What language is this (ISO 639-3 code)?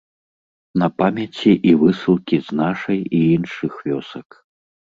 bel